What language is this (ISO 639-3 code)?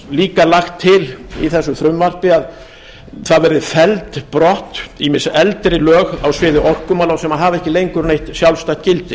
isl